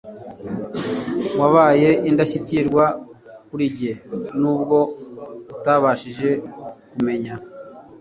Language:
Kinyarwanda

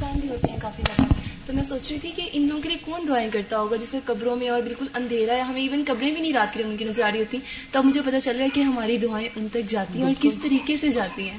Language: Urdu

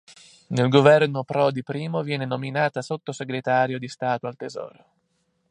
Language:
Italian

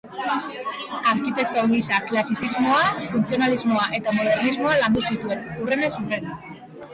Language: Basque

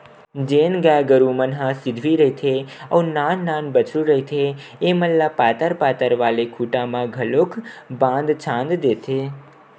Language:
Chhattisgarhi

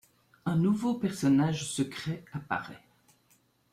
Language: French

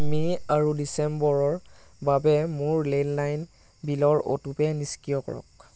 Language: Assamese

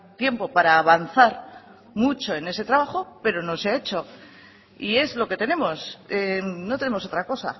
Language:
Spanish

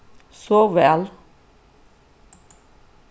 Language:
Faroese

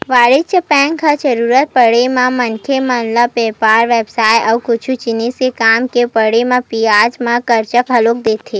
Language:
Chhattisgarhi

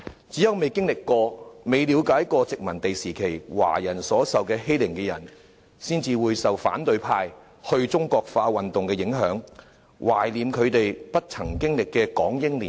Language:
Cantonese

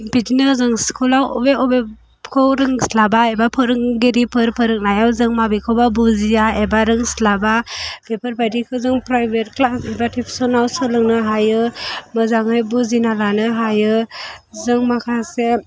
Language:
Bodo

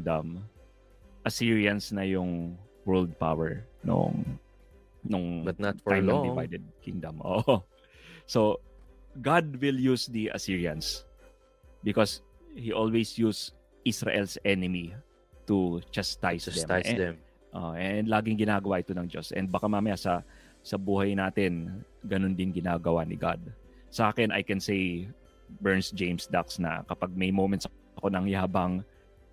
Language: Filipino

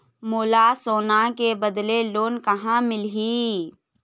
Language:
Chhattisgarhi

